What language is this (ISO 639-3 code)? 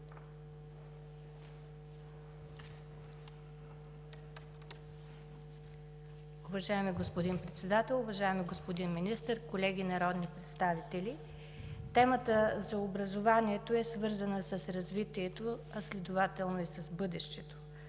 bul